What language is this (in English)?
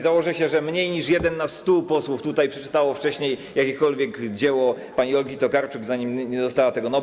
Polish